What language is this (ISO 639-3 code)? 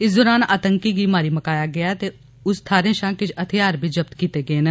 doi